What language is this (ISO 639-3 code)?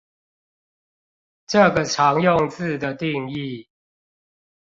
zho